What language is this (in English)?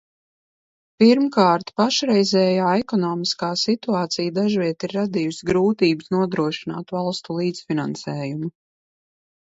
Latvian